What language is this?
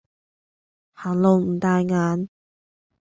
Cantonese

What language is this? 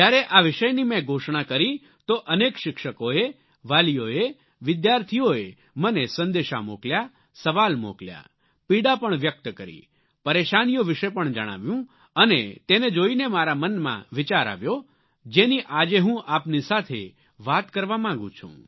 Gujarati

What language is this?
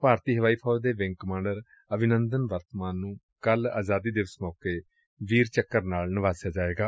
Punjabi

